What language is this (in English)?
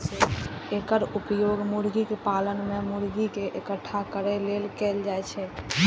Maithili